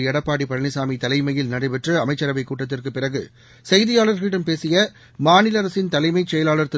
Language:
Tamil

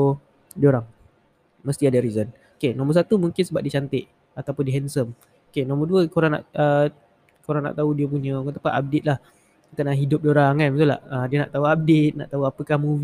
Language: Malay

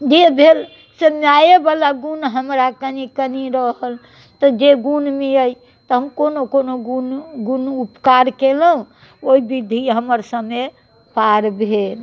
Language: Maithili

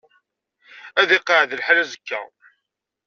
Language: Kabyle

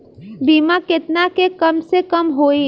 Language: Bhojpuri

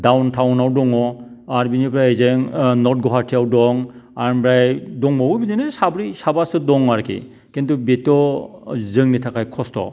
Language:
Bodo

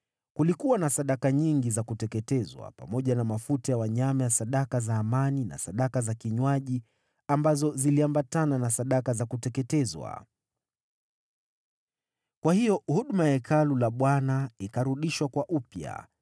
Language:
Swahili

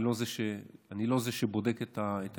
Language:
Hebrew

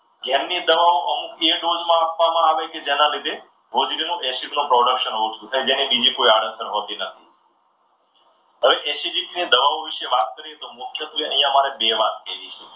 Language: Gujarati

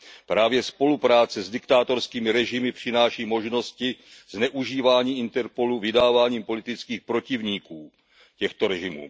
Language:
Czech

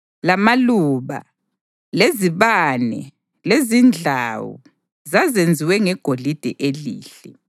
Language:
North Ndebele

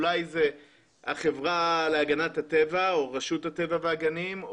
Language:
Hebrew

